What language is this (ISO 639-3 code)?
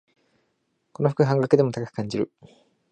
jpn